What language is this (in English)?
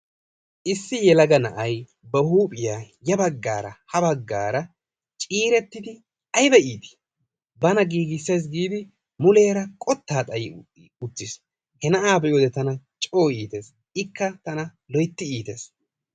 Wolaytta